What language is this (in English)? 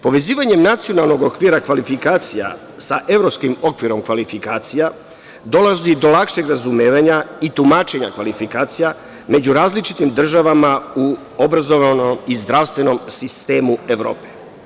Serbian